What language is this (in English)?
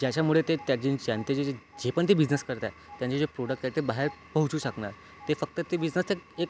Marathi